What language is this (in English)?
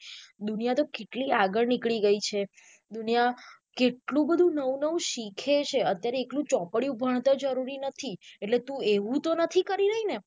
Gujarati